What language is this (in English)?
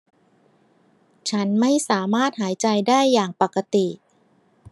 Thai